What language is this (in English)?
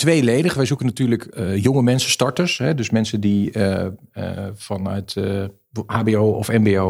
Dutch